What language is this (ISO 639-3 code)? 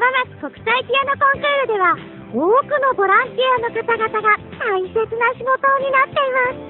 jpn